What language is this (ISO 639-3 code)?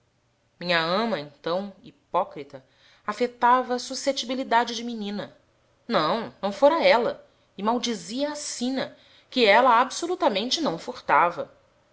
por